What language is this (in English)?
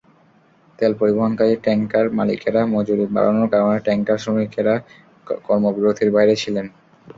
Bangla